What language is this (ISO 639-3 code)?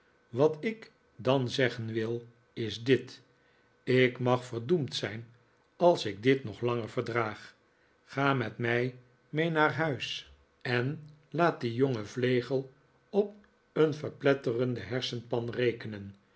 nld